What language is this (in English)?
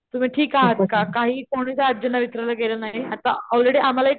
Marathi